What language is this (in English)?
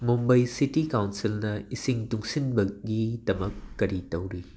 Manipuri